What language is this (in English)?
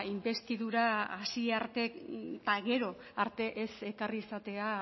Basque